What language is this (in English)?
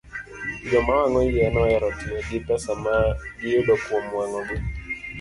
Luo (Kenya and Tanzania)